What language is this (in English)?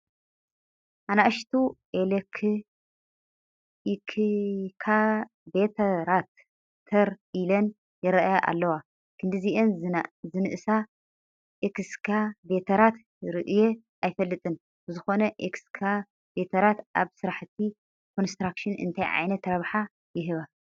Tigrinya